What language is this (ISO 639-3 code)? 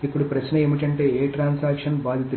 tel